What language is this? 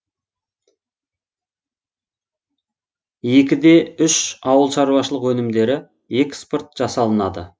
Kazakh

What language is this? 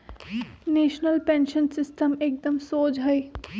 Magahi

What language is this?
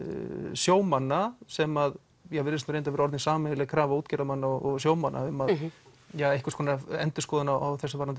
Icelandic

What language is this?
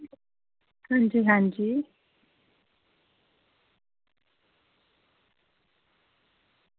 Dogri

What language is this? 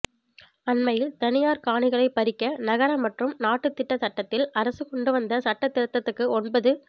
Tamil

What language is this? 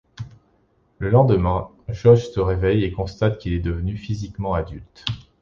French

